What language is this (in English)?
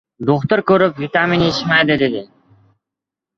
Uzbek